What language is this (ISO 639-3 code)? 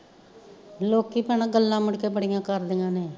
pan